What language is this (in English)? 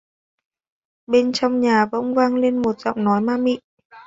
Vietnamese